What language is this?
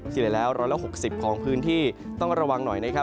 Thai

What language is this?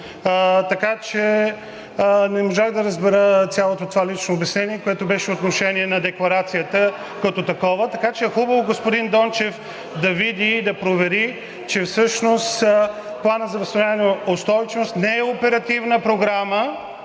Bulgarian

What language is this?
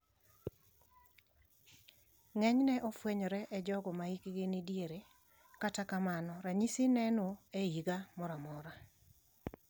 Luo (Kenya and Tanzania)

